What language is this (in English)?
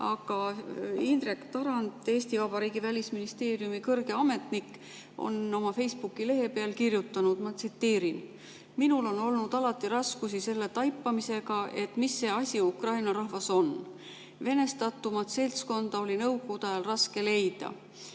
Estonian